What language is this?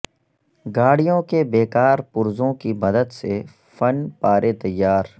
Urdu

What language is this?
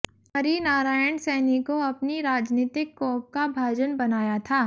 Hindi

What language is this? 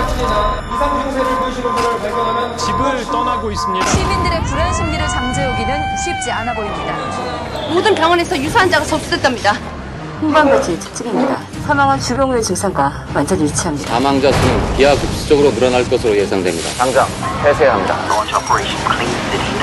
Korean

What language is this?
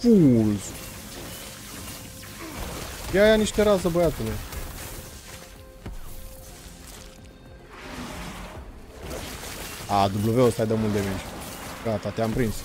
Romanian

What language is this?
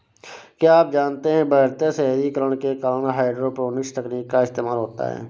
Hindi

